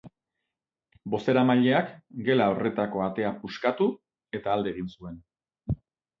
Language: Basque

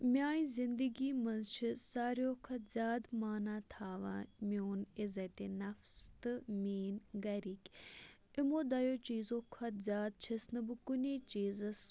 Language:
Kashmiri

